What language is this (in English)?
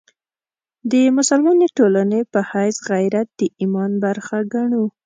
Pashto